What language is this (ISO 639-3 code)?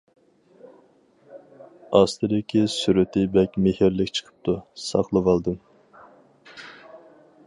uig